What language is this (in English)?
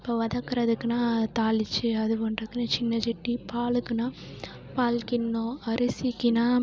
Tamil